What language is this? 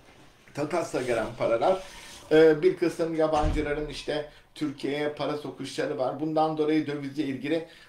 Turkish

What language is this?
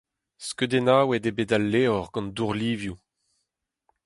Breton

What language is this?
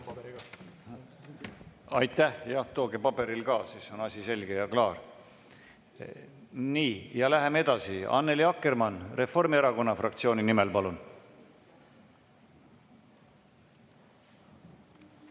Estonian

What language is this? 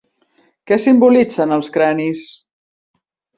Catalan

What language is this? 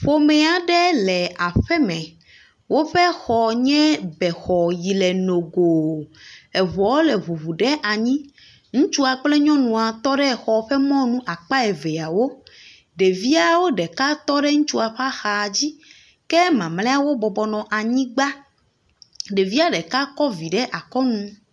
Ewe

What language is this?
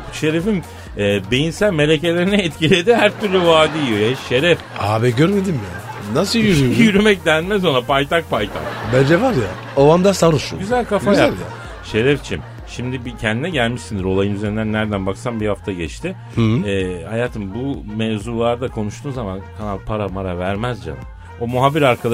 Turkish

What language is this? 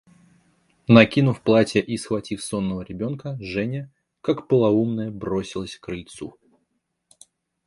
Russian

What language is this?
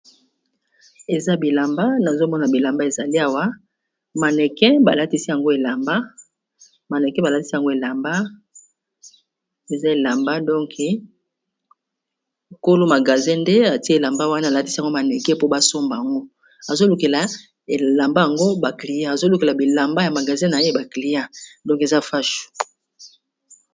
Lingala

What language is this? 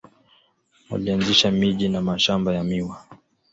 Swahili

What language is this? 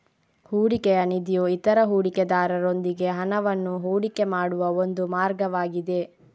Kannada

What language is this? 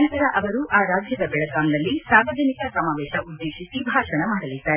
Kannada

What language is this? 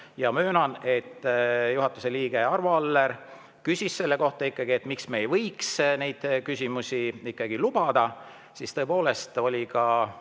Estonian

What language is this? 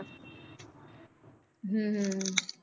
Punjabi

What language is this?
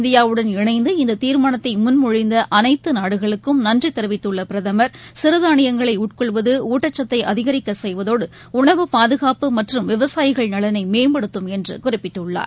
Tamil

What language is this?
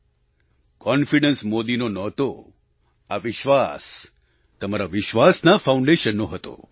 Gujarati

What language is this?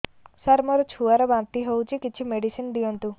Odia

